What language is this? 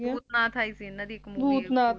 Punjabi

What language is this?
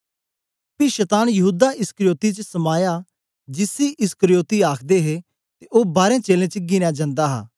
Dogri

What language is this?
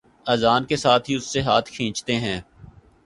Urdu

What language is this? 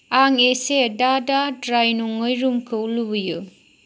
Bodo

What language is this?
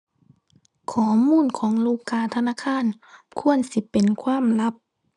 Thai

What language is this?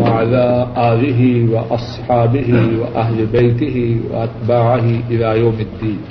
Urdu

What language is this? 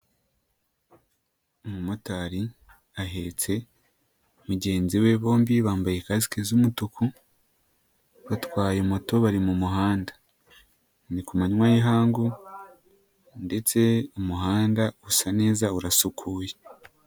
Kinyarwanda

